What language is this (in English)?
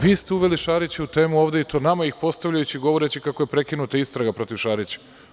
Serbian